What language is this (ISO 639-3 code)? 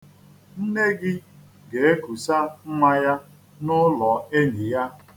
ibo